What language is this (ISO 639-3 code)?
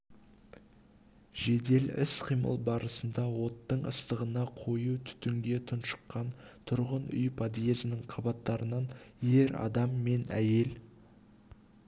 kaz